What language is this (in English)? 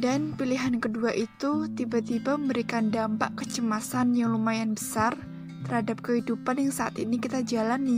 Indonesian